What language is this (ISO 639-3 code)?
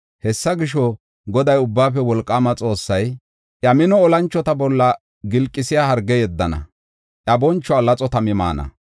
gof